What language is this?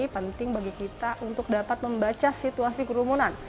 Indonesian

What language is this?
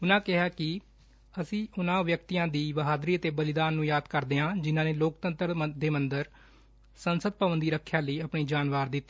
Punjabi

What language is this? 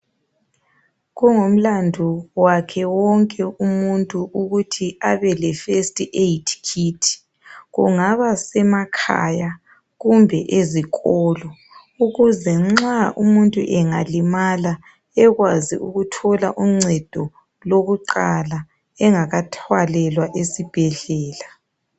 North Ndebele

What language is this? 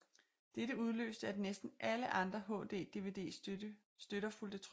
Danish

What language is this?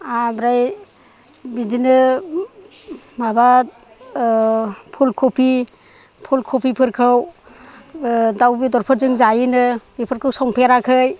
Bodo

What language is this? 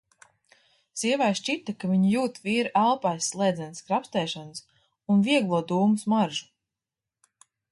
Latvian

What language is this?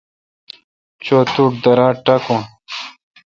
Kalkoti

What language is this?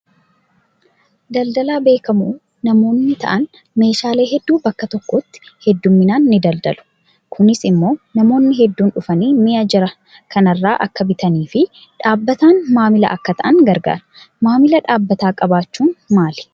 Oromo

